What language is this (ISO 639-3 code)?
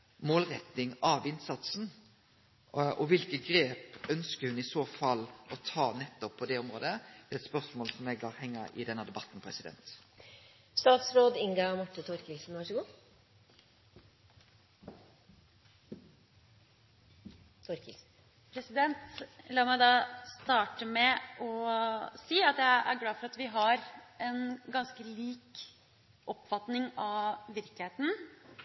nor